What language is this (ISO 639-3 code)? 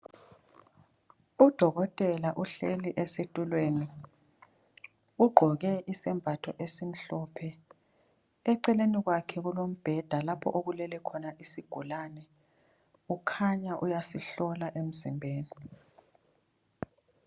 nde